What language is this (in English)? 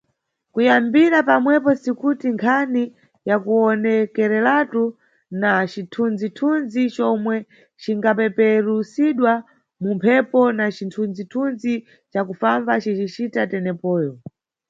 Nyungwe